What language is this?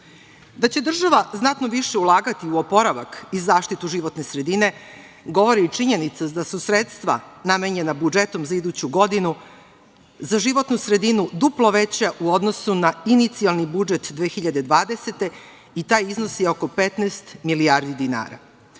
Serbian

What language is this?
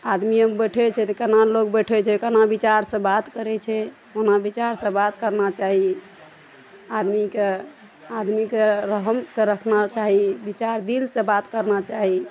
Maithili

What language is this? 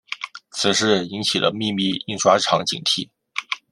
Chinese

